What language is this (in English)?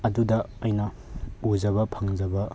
Manipuri